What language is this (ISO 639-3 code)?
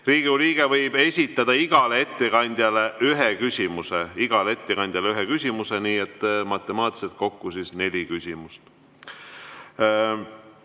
est